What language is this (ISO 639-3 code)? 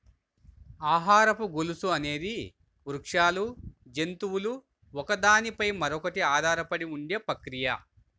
tel